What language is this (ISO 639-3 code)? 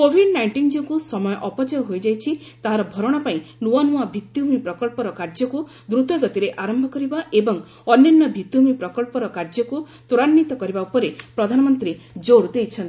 ori